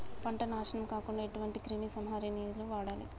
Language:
Telugu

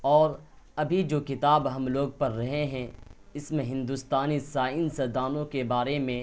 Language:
Urdu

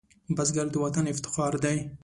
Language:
Pashto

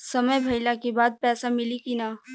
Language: Bhojpuri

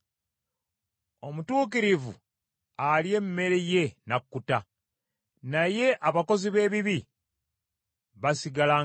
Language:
Ganda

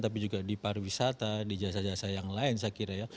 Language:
Indonesian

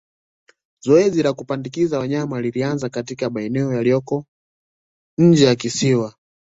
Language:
Swahili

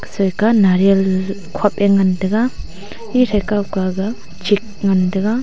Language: Wancho Naga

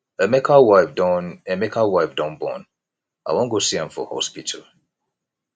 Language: Nigerian Pidgin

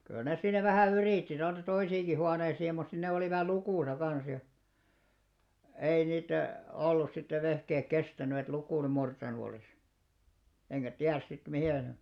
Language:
Finnish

